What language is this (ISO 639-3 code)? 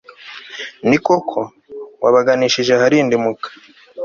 kin